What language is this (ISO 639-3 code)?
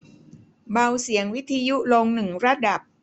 tha